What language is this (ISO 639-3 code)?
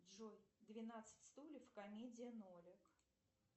rus